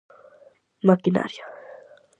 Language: Galician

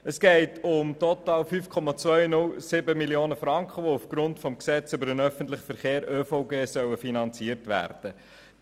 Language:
Swiss German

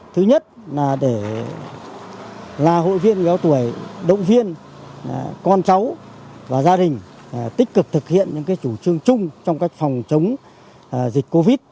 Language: Vietnamese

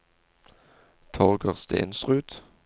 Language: Norwegian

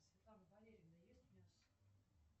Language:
Russian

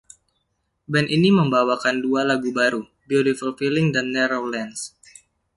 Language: Indonesian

